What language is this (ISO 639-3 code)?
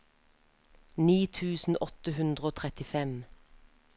nor